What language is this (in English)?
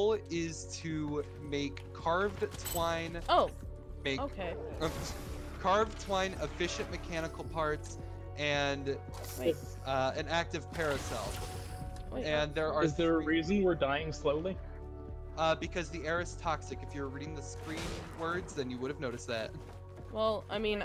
English